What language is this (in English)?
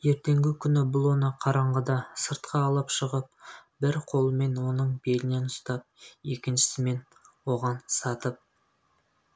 Kazakh